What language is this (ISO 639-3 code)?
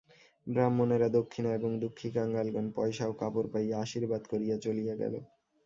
ben